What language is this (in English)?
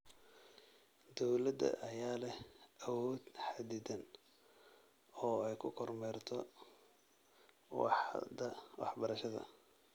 Somali